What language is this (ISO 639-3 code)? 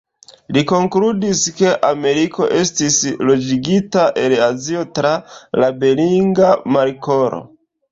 epo